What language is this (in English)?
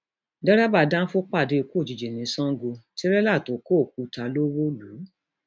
Yoruba